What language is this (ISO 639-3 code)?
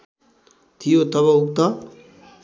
nep